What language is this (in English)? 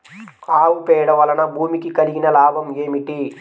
Telugu